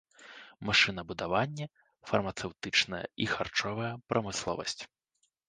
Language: Belarusian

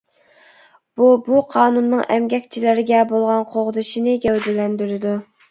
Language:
Uyghur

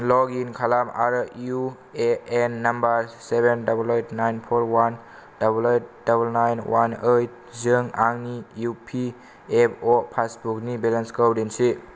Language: Bodo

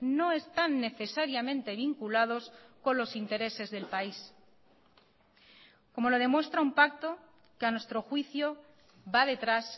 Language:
Spanish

